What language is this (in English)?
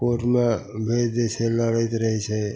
Maithili